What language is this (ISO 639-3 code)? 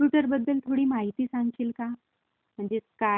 mar